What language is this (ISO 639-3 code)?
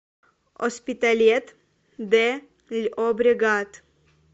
rus